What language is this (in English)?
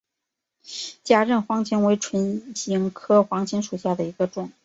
Chinese